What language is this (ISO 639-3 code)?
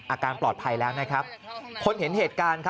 tha